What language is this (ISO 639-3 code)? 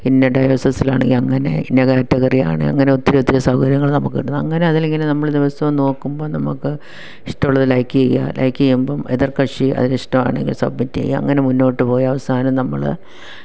mal